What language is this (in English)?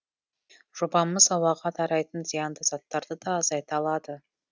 Kazakh